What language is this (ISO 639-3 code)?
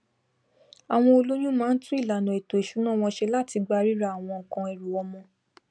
yor